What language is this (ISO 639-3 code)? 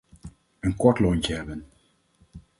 nld